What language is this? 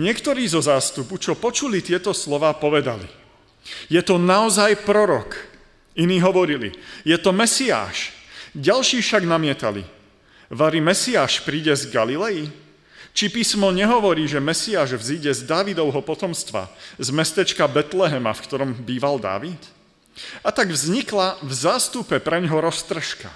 Slovak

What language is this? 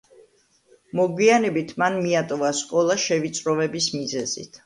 Georgian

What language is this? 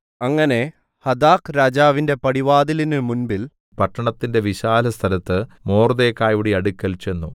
Malayalam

